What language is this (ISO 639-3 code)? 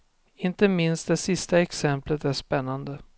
swe